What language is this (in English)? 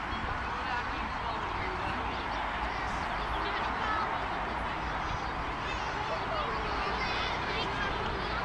Dutch